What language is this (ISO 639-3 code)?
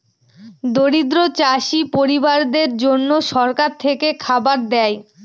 ben